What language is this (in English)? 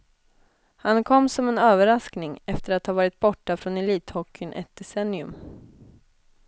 Swedish